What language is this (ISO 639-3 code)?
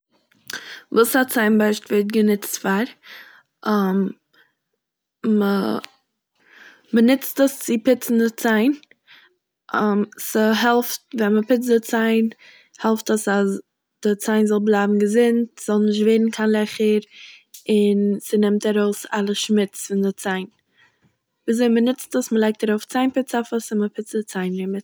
yid